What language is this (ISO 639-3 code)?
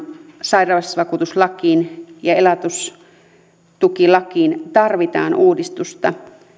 fin